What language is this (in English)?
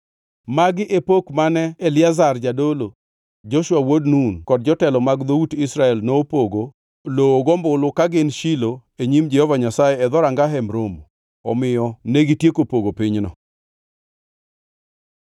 Luo (Kenya and Tanzania)